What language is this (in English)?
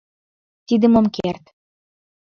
Mari